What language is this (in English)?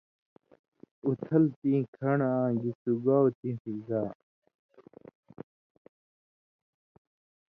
Indus Kohistani